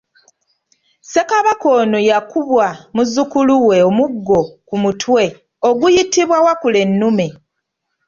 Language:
Ganda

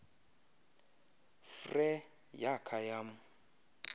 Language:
Xhosa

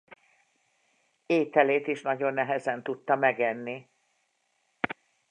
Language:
Hungarian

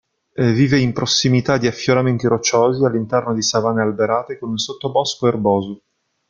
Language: Italian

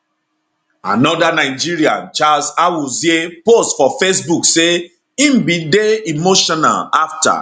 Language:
Nigerian Pidgin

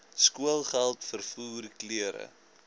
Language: Afrikaans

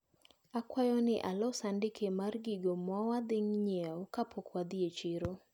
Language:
Luo (Kenya and Tanzania)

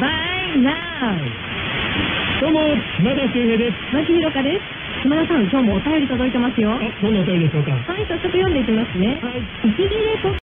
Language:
Japanese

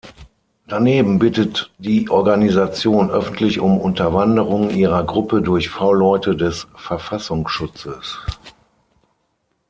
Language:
German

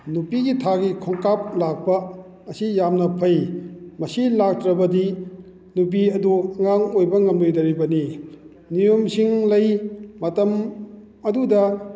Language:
Manipuri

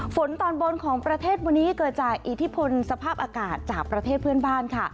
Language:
Thai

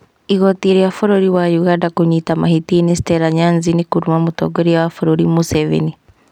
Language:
Kikuyu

